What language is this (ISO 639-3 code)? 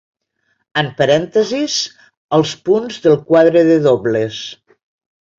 cat